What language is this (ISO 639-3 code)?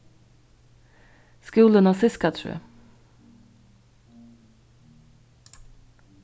fao